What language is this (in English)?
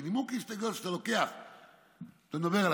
Hebrew